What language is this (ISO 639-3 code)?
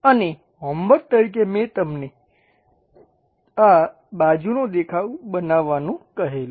guj